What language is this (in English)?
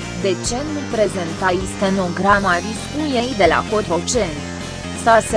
Romanian